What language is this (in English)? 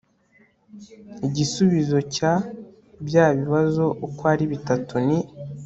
Kinyarwanda